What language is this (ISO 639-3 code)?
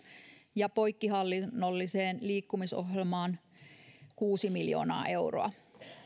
fin